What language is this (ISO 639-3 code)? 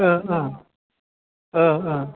brx